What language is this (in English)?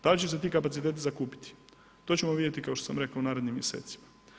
Croatian